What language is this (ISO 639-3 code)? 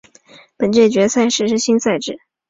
zho